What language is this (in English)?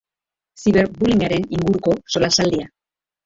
Basque